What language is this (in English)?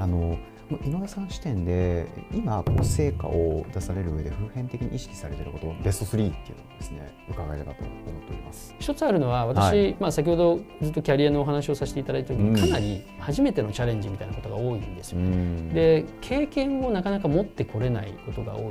Japanese